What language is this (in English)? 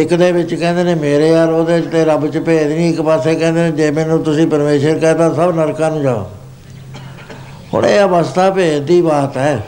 Punjabi